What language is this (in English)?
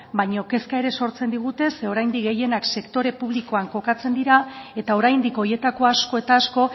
Basque